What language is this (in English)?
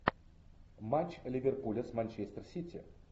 Russian